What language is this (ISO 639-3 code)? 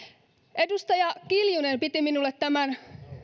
fin